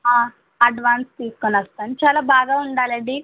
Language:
Telugu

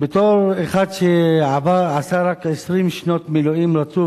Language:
Hebrew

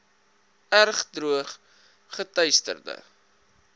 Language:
Afrikaans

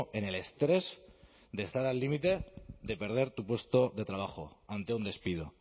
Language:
Spanish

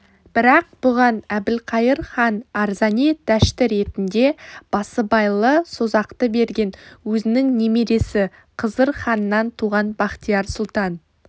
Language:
Kazakh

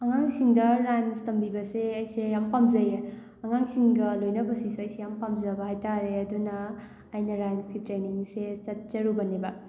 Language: Manipuri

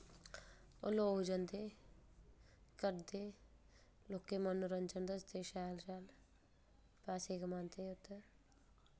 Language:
Dogri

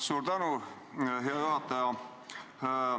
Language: Estonian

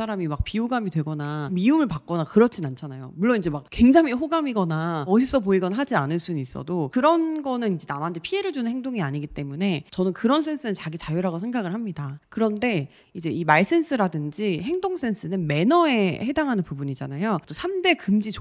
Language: Korean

